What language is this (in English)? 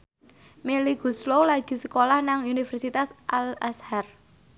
Javanese